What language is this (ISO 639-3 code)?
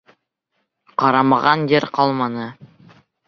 bak